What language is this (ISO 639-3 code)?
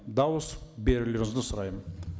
kaz